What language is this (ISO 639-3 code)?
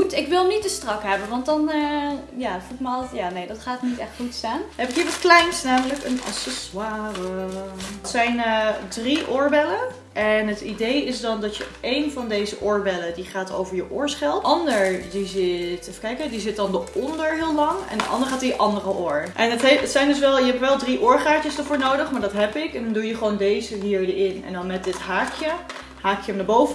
nld